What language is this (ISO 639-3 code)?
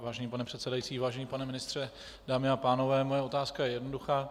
ces